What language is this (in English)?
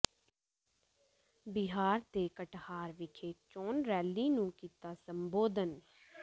Punjabi